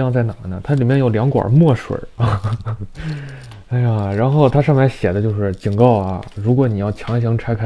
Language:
Chinese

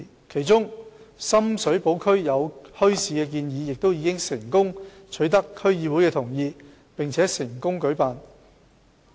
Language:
Cantonese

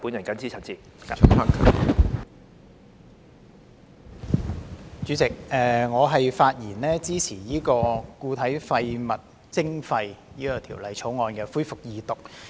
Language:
Cantonese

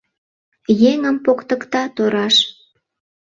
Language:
Mari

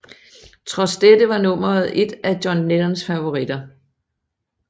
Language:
Danish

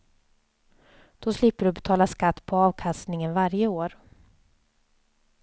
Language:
Swedish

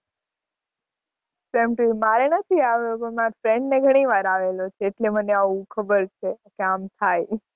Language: Gujarati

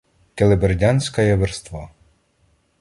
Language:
Ukrainian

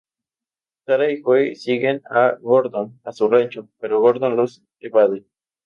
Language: Spanish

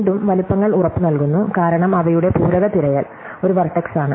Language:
Malayalam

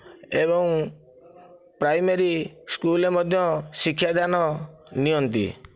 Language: Odia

